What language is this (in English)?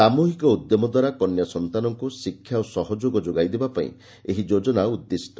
Odia